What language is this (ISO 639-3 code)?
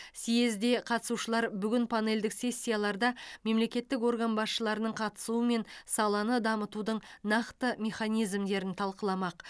kaz